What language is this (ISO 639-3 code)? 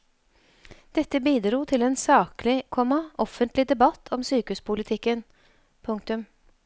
nor